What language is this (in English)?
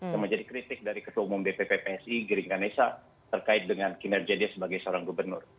Indonesian